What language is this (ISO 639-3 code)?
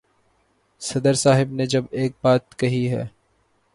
urd